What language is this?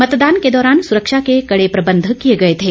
Hindi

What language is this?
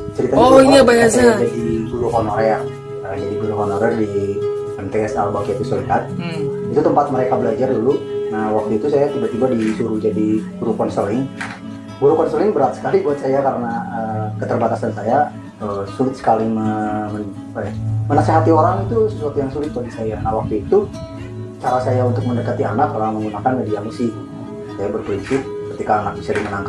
Indonesian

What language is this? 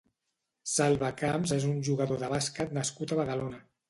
Catalan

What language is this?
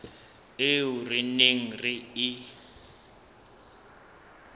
Southern Sotho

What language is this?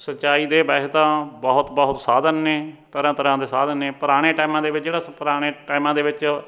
Punjabi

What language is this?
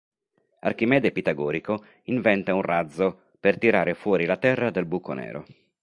Italian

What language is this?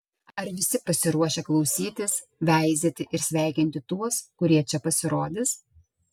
Lithuanian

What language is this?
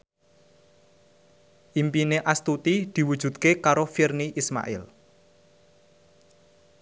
Javanese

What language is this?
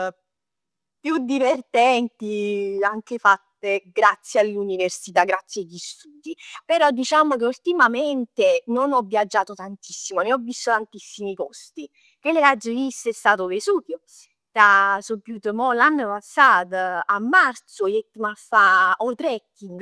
Neapolitan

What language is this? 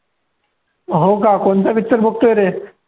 Marathi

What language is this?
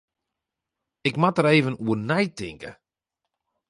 Western Frisian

